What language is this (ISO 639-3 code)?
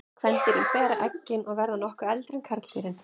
isl